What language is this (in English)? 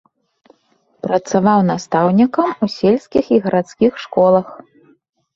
Belarusian